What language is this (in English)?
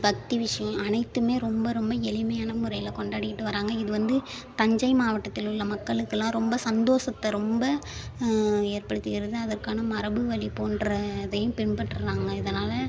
Tamil